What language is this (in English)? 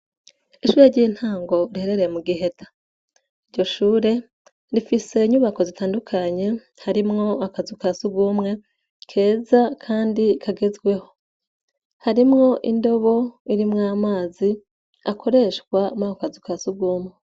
Rundi